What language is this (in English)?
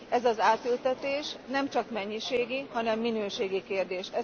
Hungarian